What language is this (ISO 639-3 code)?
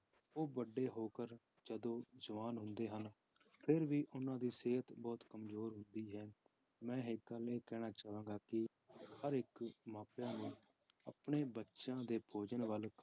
pan